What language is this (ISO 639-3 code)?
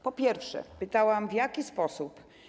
pol